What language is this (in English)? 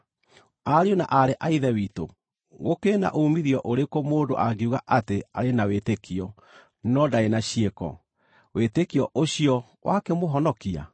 Kikuyu